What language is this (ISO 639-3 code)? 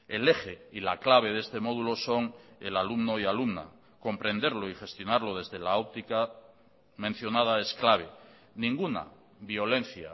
spa